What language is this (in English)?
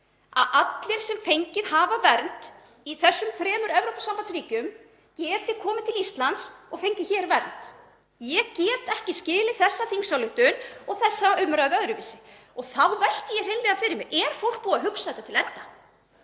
Icelandic